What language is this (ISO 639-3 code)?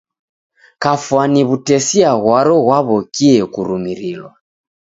dav